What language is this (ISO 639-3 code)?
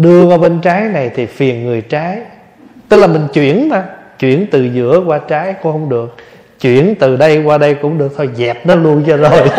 vie